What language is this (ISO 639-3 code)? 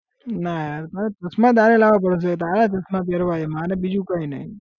guj